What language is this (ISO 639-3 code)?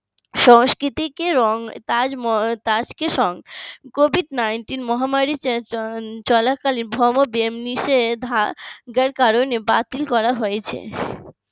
ben